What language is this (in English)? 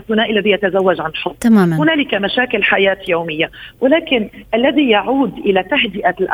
Arabic